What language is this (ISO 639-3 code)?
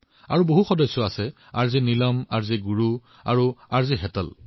asm